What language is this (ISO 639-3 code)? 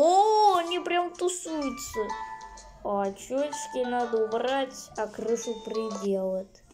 rus